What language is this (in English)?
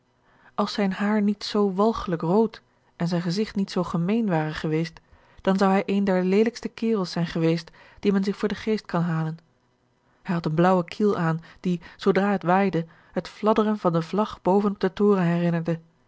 Dutch